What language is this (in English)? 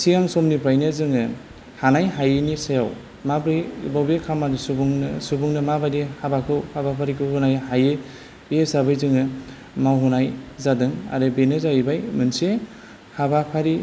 Bodo